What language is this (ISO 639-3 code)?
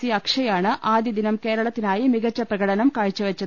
mal